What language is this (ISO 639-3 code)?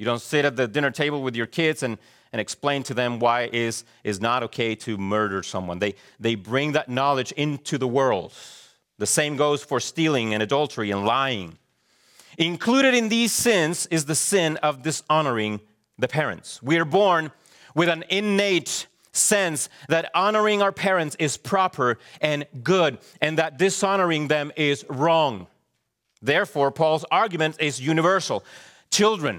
eng